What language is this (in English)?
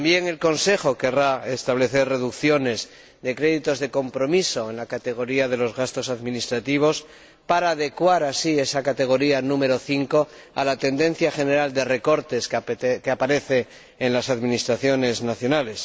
Spanish